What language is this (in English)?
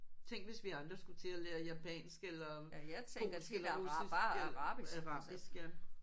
Danish